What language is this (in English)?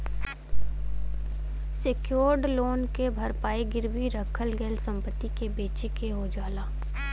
Bhojpuri